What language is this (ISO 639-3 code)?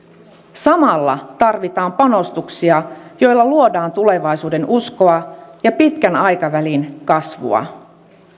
fin